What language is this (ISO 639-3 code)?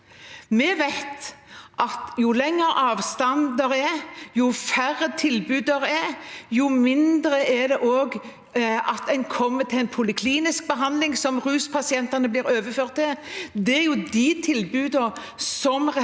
nor